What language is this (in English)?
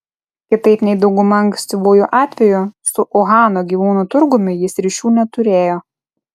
Lithuanian